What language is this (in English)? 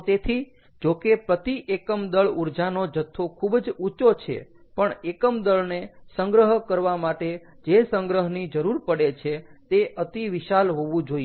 Gujarati